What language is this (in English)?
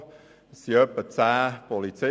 Swiss German